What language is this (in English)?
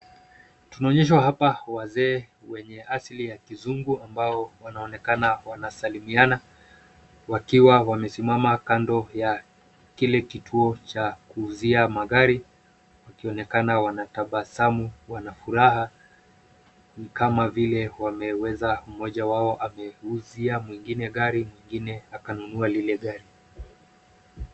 Swahili